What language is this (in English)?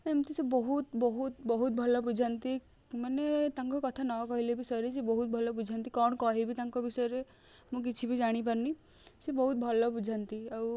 Odia